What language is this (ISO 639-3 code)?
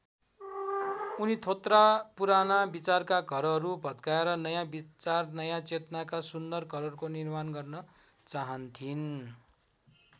nep